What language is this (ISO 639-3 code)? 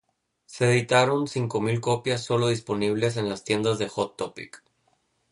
spa